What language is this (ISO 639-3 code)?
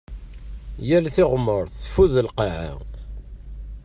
kab